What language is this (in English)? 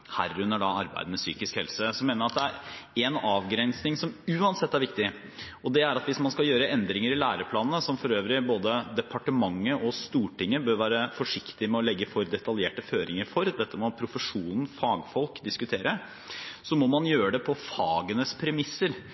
Norwegian Bokmål